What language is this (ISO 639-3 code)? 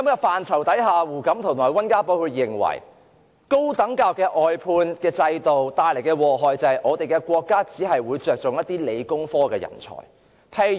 yue